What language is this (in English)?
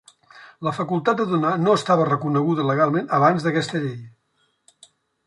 Catalan